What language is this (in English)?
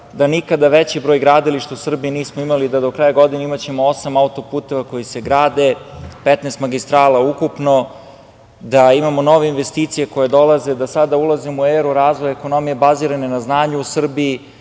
Serbian